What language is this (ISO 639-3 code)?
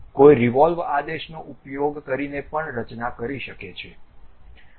guj